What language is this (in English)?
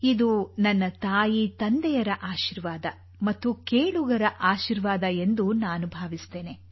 Kannada